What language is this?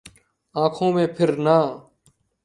Urdu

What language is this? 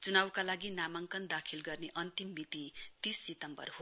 Nepali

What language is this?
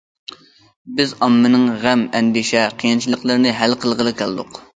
Uyghur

